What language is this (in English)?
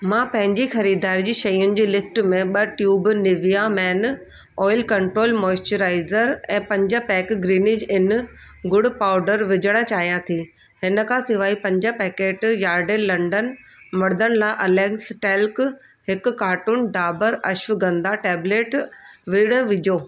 Sindhi